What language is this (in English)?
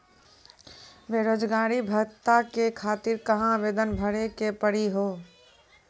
Maithili